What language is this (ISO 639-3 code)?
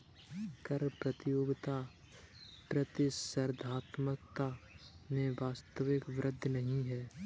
hin